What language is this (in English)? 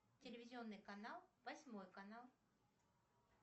Russian